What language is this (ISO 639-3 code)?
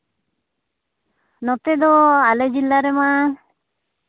sat